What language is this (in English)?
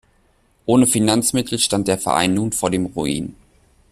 German